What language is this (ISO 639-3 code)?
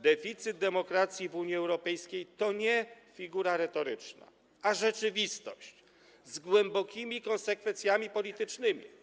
pol